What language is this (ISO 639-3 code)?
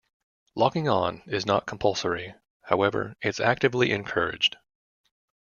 eng